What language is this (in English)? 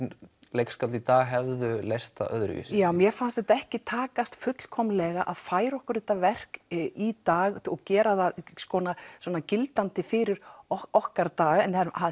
Icelandic